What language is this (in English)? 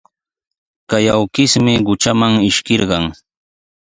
Sihuas Ancash Quechua